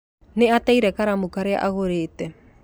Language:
Kikuyu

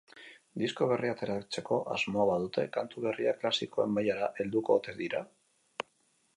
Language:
Basque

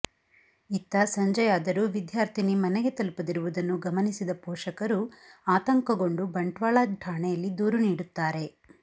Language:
Kannada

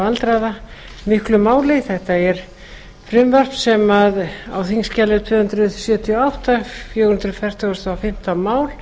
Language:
Icelandic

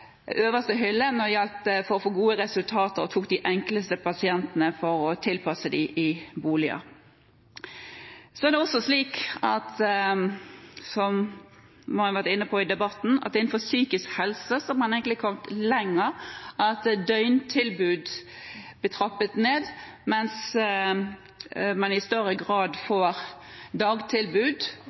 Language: Norwegian Bokmål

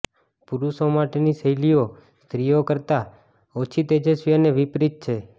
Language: Gujarati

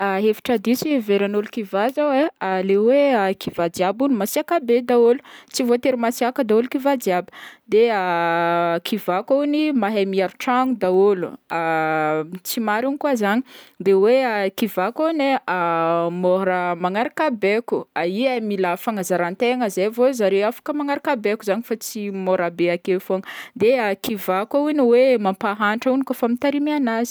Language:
Northern Betsimisaraka Malagasy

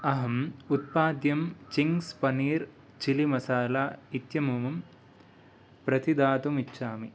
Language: Sanskrit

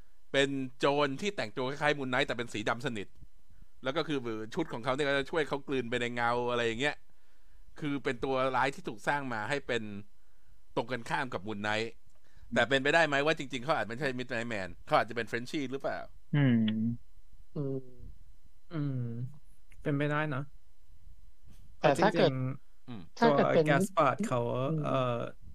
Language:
Thai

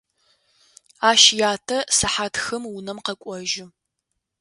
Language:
Adyghe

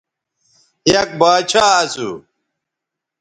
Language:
Bateri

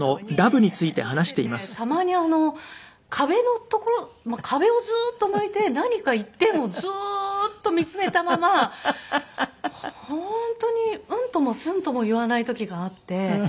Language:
Japanese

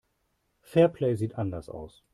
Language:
German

